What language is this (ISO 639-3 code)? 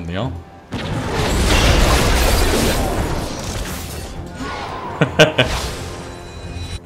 kor